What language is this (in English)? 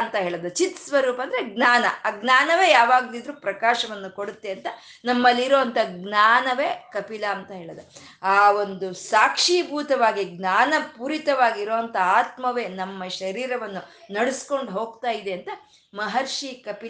Kannada